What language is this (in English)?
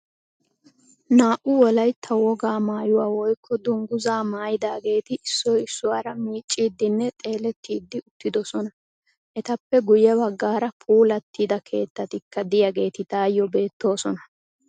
Wolaytta